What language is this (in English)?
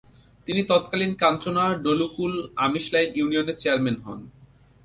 Bangla